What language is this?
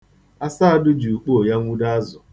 Igbo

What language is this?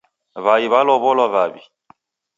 Taita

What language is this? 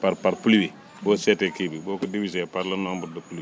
Wolof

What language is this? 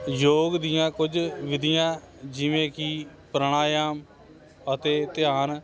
Punjabi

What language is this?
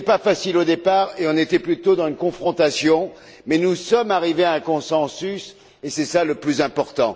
French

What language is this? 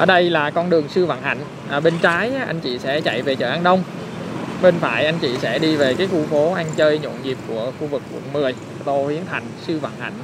Vietnamese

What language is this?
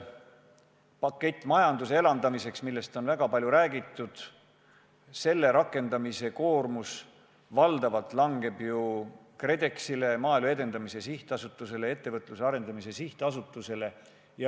Estonian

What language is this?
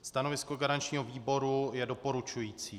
Czech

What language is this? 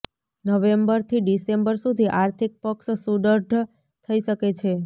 Gujarati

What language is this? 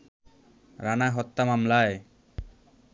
Bangla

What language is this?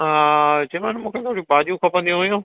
Sindhi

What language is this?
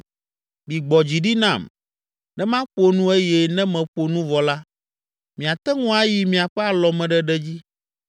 Ewe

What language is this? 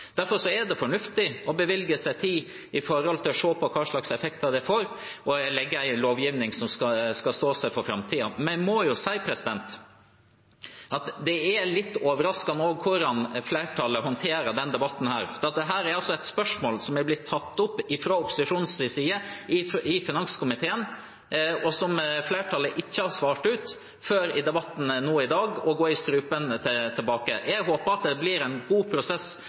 Norwegian Bokmål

